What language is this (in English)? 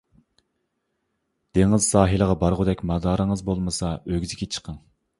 Uyghur